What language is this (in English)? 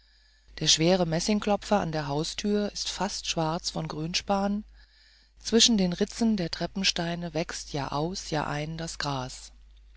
German